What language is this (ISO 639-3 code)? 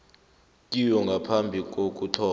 nbl